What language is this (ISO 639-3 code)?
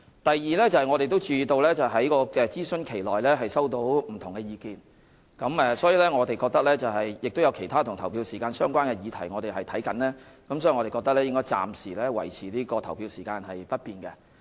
yue